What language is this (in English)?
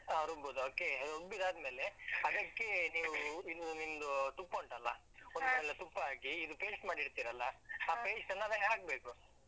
Kannada